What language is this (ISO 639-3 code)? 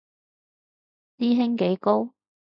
yue